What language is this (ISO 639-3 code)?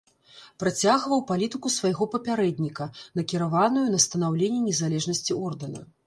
bel